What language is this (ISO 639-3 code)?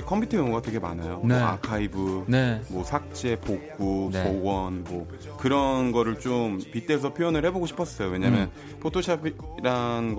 kor